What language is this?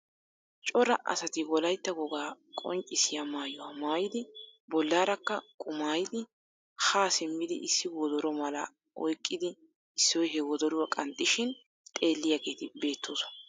Wolaytta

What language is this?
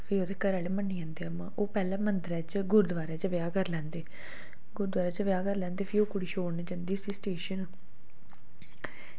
Dogri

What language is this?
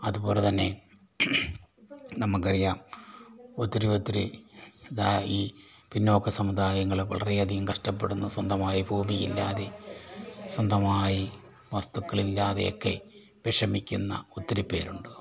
Malayalam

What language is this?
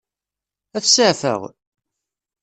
Kabyle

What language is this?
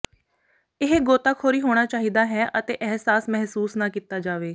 Punjabi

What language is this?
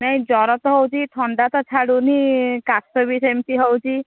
Odia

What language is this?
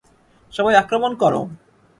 Bangla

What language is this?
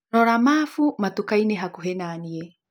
Kikuyu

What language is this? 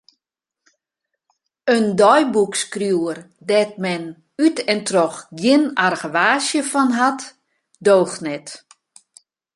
Western Frisian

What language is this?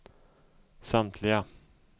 Swedish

